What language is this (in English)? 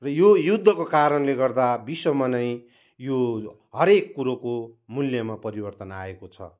Nepali